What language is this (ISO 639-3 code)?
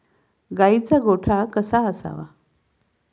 mar